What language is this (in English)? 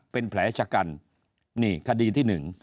Thai